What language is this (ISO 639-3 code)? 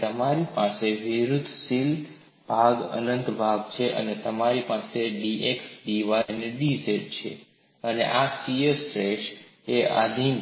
guj